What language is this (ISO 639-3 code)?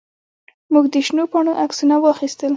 pus